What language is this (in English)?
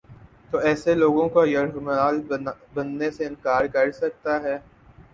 Urdu